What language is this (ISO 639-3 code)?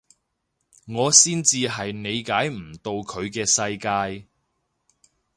yue